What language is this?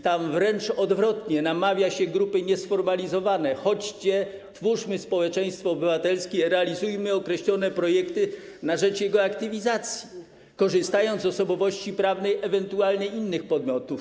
Polish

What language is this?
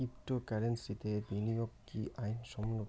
Bangla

